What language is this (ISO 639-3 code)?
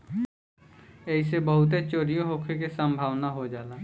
bho